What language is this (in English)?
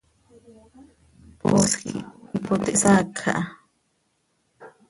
Seri